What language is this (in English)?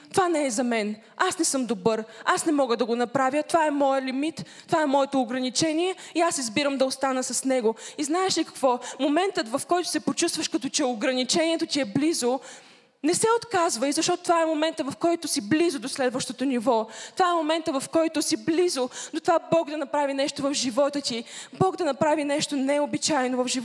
Bulgarian